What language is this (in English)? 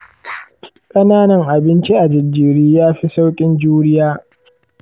Hausa